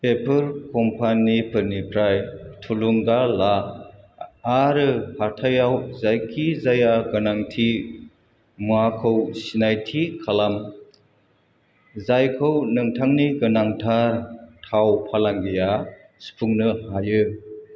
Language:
Bodo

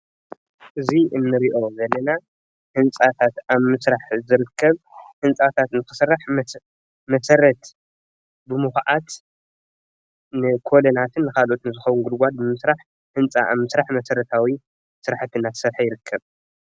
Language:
Tigrinya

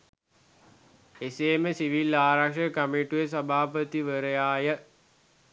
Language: Sinhala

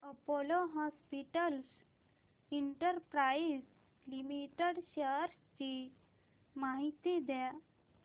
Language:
Marathi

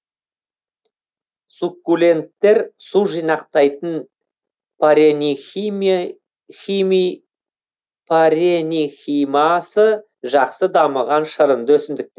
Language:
Kazakh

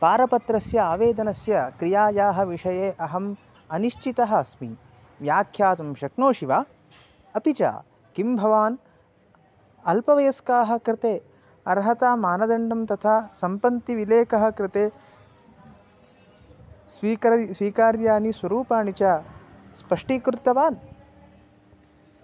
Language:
Sanskrit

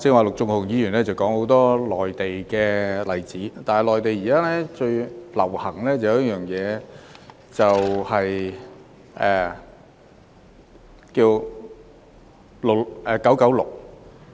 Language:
Cantonese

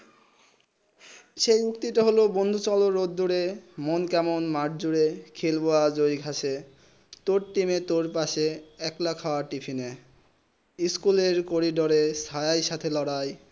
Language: Bangla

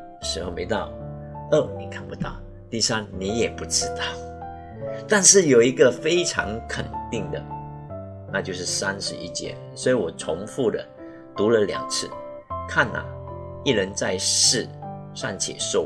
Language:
Chinese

